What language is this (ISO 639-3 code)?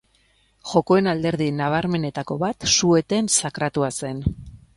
eus